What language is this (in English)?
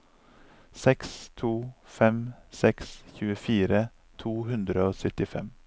Norwegian